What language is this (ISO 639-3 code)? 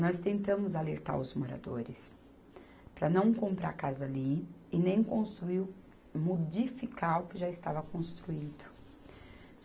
por